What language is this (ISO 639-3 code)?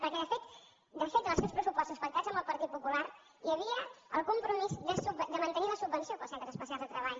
cat